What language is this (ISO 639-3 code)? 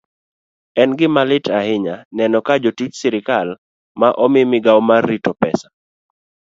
luo